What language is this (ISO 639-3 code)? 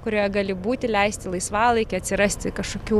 lit